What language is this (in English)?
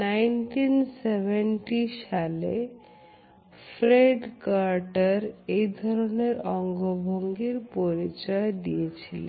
Bangla